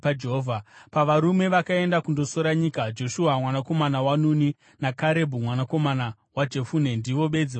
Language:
Shona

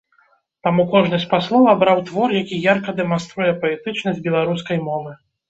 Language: Belarusian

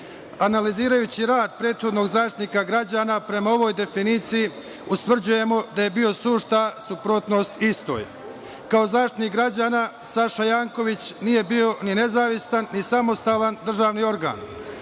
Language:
Serbian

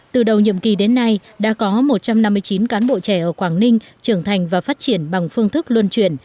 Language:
Vietnamese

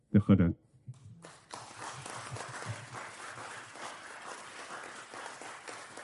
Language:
Welsh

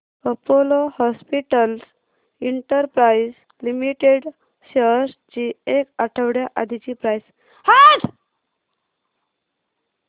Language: Marathi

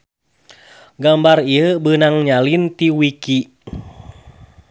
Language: Sundanese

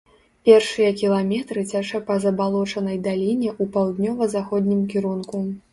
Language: Belarusian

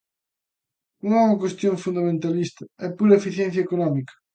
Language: Galician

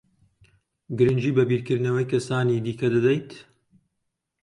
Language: Central Kurdish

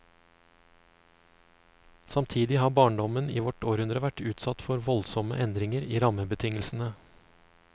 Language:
Norwegian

